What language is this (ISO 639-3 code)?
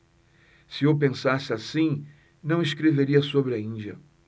por